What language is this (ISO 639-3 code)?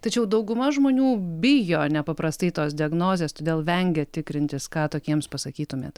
lit